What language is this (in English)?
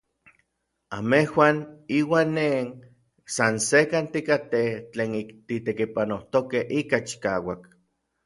Orizaba Nahuatl